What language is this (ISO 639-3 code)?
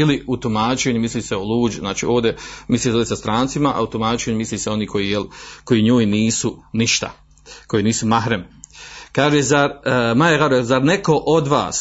hrv